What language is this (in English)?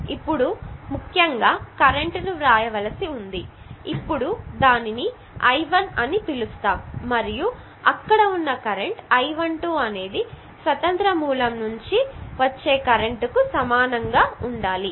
Telugu